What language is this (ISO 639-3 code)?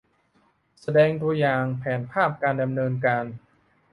tha